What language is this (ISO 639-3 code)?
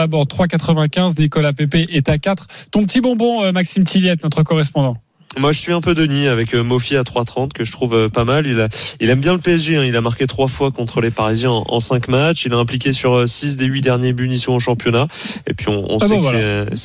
fra